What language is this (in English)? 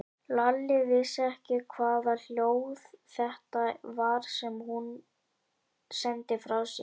Icelandic